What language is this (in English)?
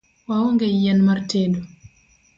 Luo (Kenya and Tanzania)